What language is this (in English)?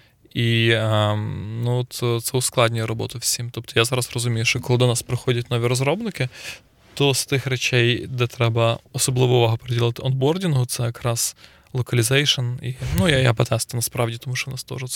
Ukrainian